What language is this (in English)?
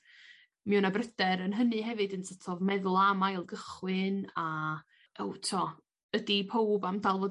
Welsh